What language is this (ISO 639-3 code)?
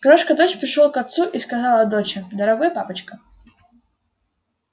rus